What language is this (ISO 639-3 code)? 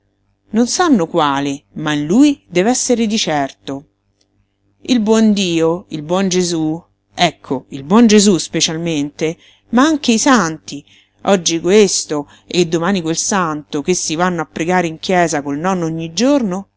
ita